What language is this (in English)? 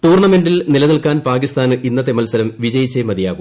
Malayalam